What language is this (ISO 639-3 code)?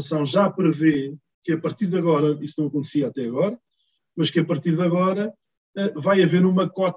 por